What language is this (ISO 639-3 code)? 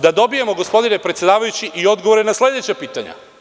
srp